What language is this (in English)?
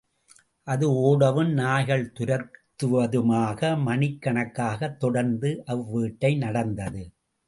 Tamil